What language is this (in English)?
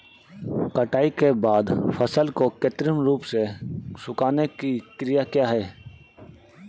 Hindi